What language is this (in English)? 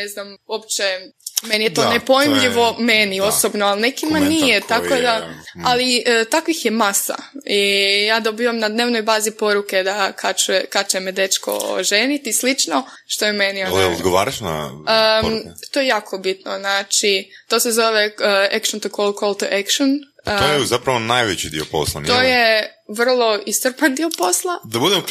Croatian